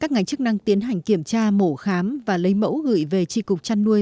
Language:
Vietnamese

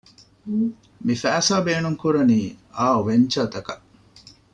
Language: Divehi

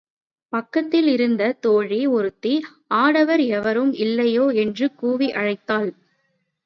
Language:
Tamil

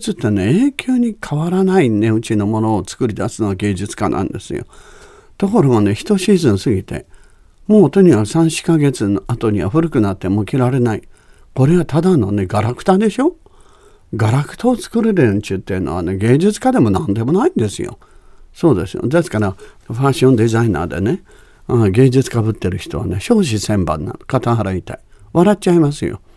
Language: Japanese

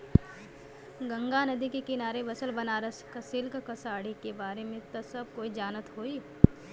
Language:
Bhojpuri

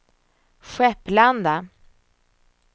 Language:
Swedish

